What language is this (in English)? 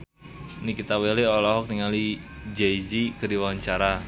Sundanese